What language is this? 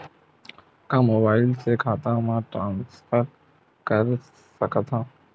Chhattisgarhi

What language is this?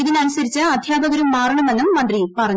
Malayalam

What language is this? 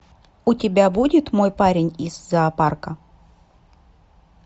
Russian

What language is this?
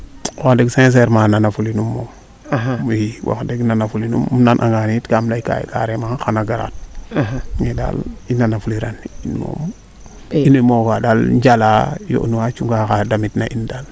Serer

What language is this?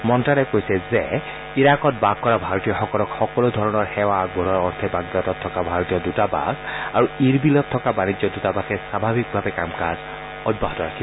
Assamese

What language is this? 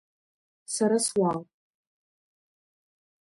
Abkhazian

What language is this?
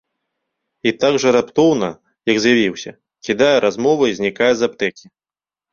Belarusian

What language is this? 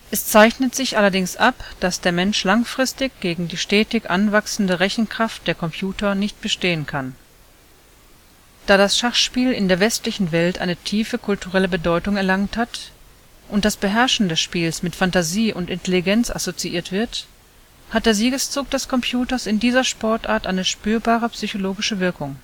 German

